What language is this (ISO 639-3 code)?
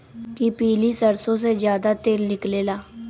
mag